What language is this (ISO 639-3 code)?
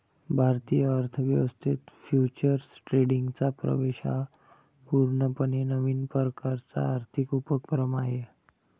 mar